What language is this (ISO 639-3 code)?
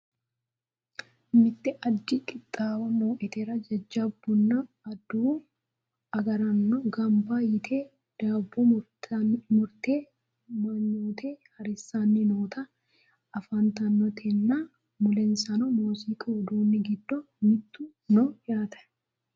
sid